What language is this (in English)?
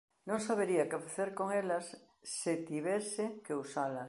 Galician